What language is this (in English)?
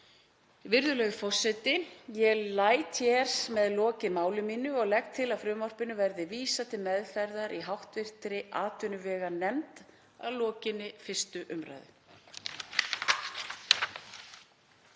Icelandic